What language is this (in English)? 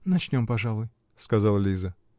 Russian